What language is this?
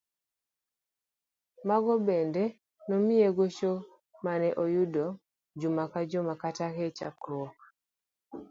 Luo (Kenya and Tanzania)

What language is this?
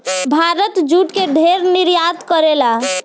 Bhojpuri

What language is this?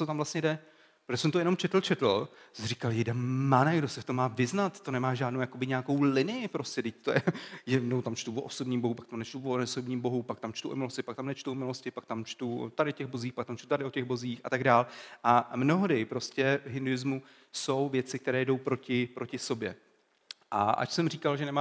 Czech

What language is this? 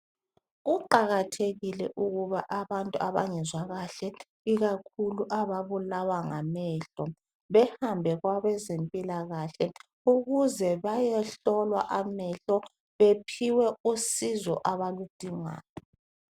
North Ndebele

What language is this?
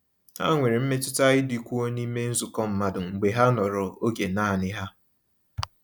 Igbo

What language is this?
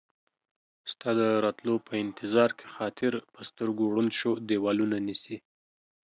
Pashto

